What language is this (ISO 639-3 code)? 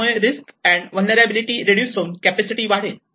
mar